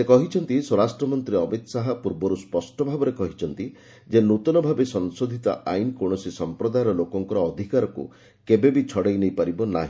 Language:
Odia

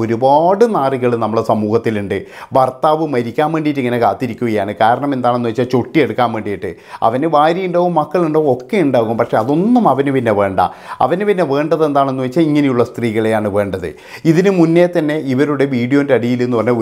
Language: Malayalam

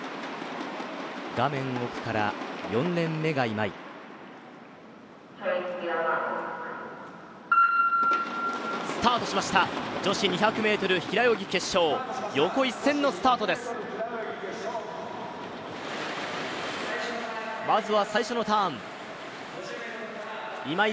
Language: Japanese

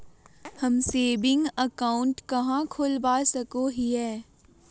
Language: Magahi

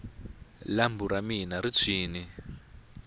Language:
Tsonga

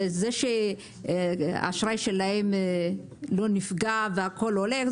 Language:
Hebrew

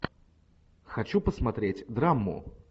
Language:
Russian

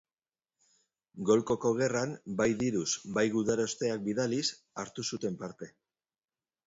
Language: Basque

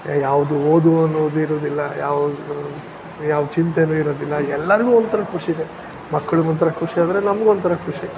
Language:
Kannada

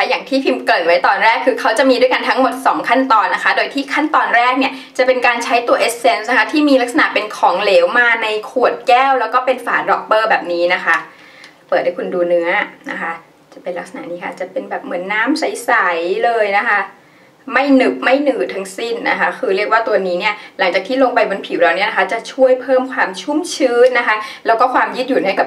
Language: Thai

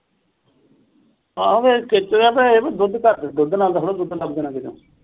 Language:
Punjabi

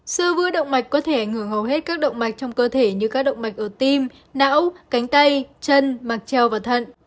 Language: Vietnamese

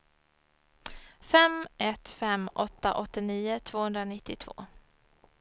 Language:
Swedish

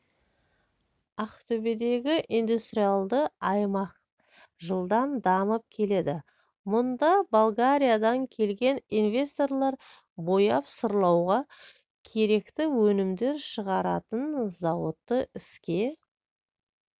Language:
Kazakh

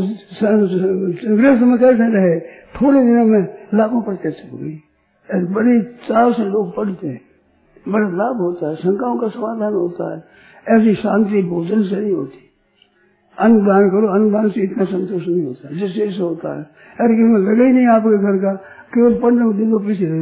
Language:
Hindi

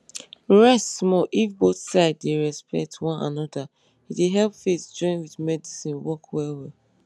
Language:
Nigerian Pidgin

